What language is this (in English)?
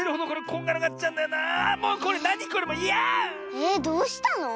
Japanese